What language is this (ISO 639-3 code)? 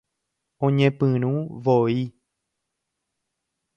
grn